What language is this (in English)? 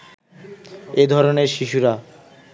Bangla